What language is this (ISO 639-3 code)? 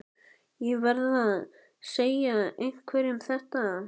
isl